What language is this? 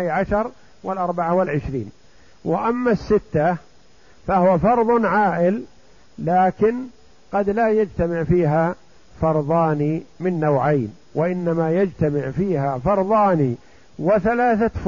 Arabic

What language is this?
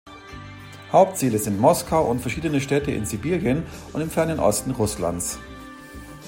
German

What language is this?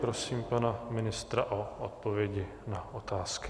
Czech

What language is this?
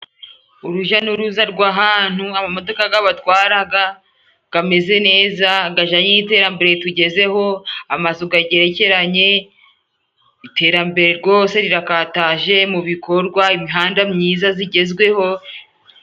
Kinyarwanda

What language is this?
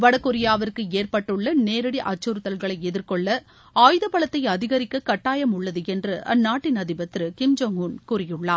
Tamil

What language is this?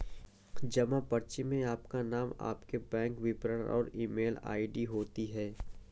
Hindi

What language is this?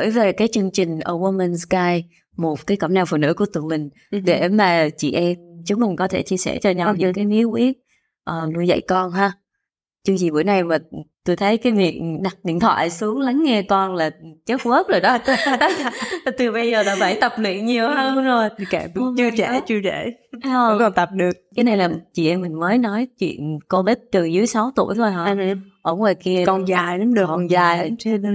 Vietnamese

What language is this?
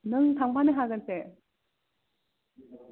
Bodo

